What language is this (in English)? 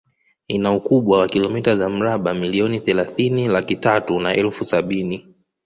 Swahili